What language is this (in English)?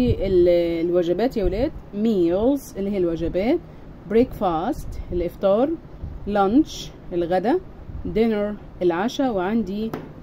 Arabic